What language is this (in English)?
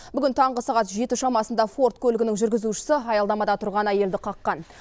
Kazakh